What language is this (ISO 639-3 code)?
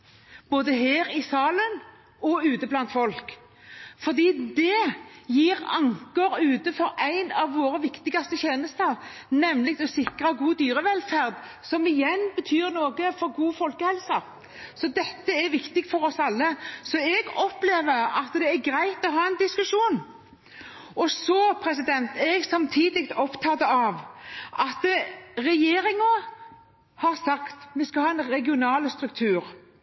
nob